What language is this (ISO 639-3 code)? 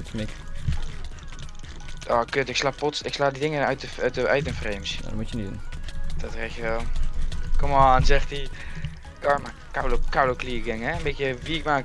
nld